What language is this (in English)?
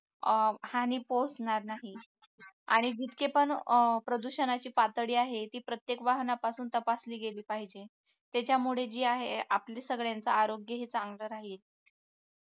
Marathi